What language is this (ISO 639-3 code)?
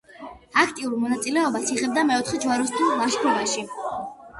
kat